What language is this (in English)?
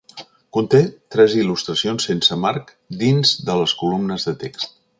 Catalan